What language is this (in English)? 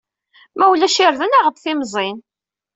Kabyle